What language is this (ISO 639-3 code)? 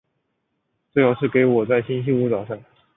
zho